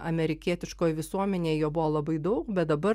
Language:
Lithuanian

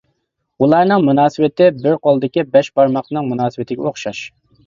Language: Uyghur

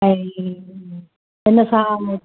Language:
Sindhi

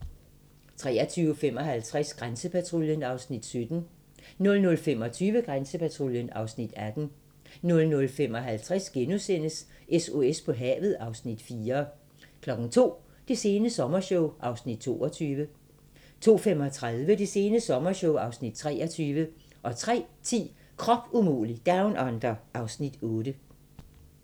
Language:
Danish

